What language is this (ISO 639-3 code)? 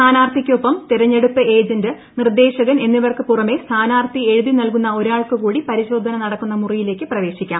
mal